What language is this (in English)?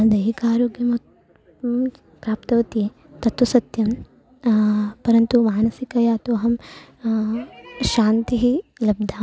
Sanskrit